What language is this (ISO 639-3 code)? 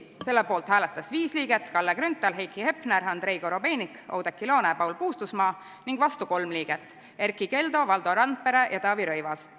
est